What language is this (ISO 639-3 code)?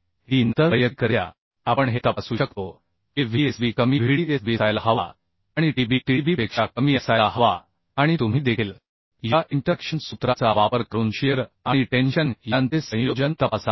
mar